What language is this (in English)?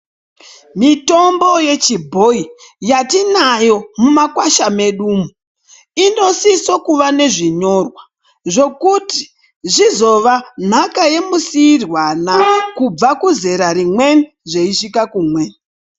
Ndau